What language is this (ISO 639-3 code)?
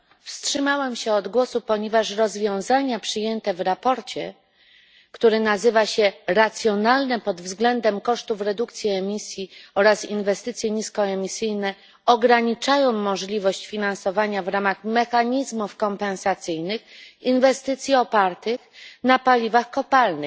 pol